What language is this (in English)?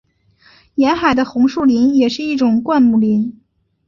Chinese